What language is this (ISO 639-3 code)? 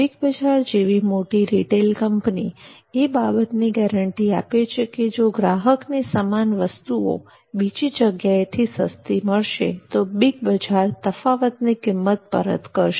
guj